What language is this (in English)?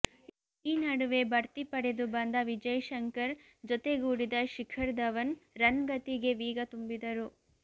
Kannada